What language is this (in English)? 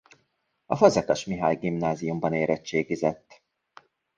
Hungarian